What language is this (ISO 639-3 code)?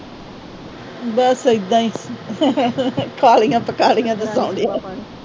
pan